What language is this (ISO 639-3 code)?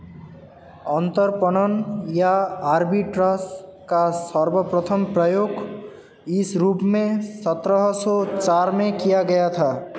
hin